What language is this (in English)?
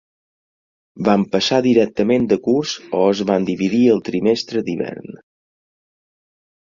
Catalan